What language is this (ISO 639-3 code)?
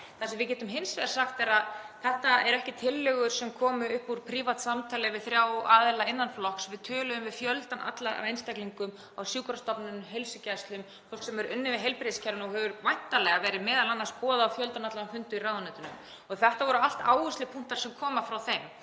isl